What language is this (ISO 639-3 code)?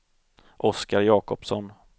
swe